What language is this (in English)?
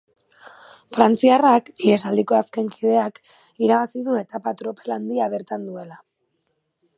Basque